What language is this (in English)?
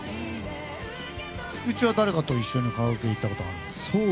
Japanese